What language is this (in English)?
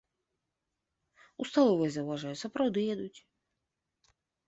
Belarusian